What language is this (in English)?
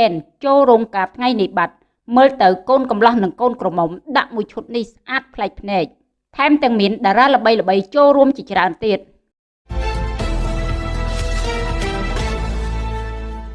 Vietnamese